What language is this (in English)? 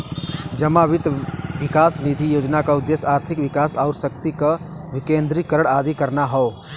Bhojpuri